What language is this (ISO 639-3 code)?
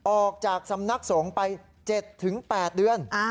tha